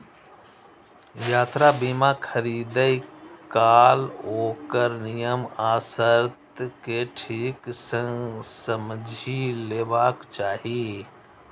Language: Maithili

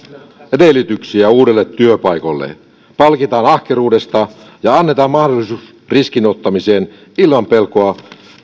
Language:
Finnish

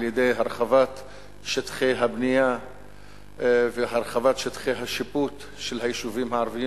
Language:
Hebrew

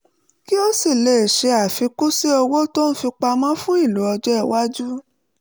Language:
Yoruba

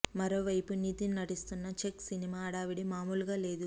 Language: Telugu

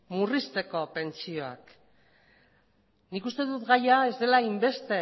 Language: Basque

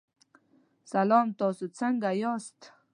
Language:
Pashto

